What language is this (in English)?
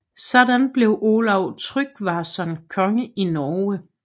Danish